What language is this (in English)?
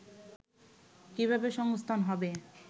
Bangla